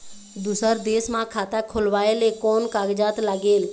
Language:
Chhattisgarhi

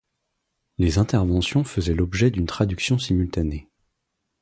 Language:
French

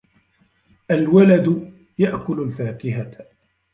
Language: Arabic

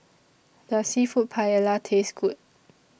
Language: English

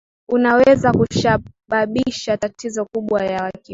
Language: Swahili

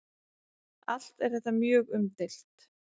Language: Icelandic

